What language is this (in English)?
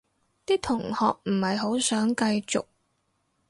Cantonese